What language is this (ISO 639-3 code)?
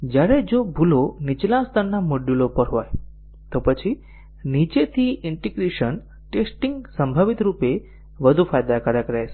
guj